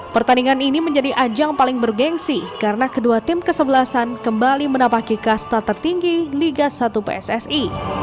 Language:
Indonesian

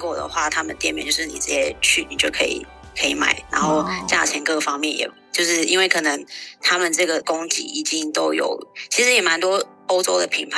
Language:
Chinese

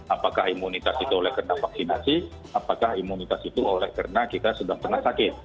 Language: Indonesian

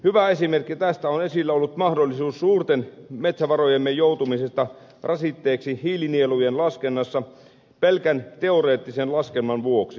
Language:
Finnish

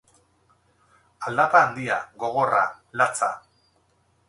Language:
Basque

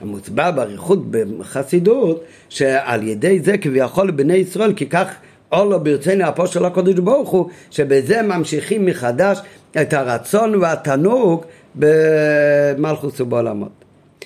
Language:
Hebrew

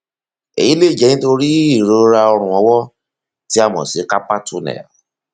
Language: Yoruba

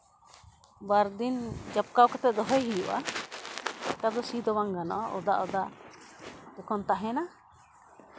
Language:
Santali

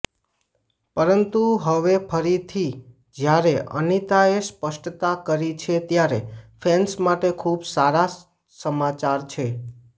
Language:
Gujarati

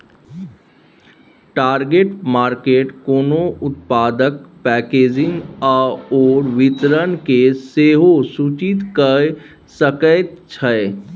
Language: Maithili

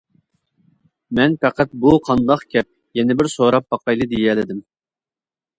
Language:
Uyghur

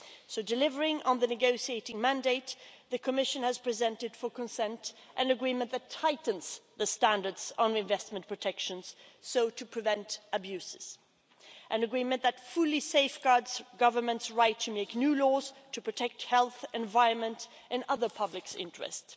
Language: English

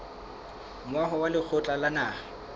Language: Southern Sotho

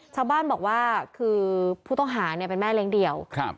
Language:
Thai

